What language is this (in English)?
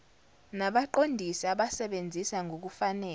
Zulu